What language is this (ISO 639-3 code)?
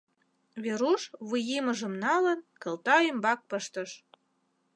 chm